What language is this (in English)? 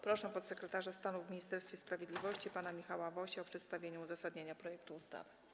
Polish